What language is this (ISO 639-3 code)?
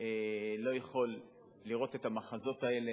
heb